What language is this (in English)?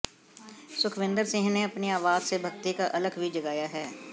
Hindi